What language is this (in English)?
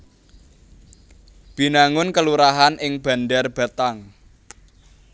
Javanese